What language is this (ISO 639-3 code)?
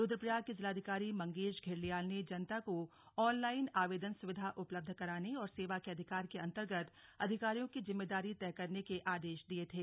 hin